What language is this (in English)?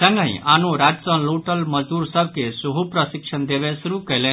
Maithili